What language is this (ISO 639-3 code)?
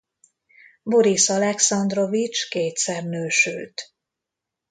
hun